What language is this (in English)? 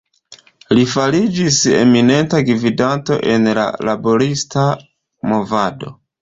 Esperanto